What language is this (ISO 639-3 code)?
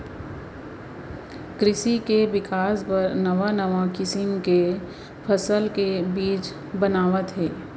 hne